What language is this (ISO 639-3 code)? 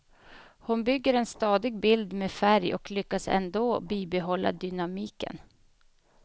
swe